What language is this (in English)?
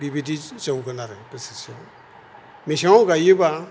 Bodo